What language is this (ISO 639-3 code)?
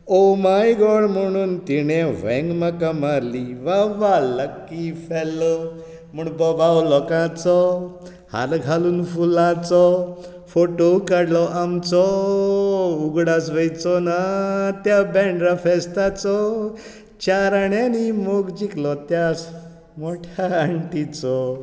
kok